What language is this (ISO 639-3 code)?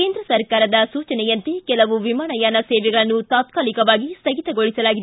kan